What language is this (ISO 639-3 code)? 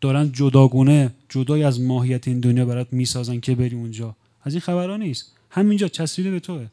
fas